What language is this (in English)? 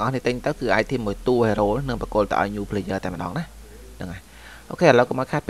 Vietnamese